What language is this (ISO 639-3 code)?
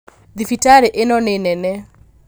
kik